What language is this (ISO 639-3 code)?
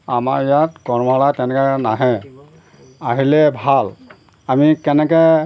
asm